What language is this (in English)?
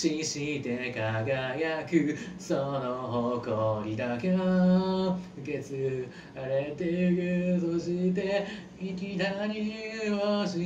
Japanese